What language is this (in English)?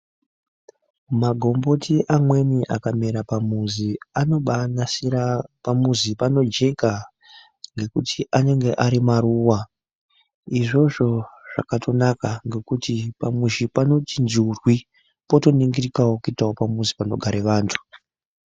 Ndau